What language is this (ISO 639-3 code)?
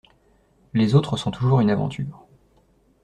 fra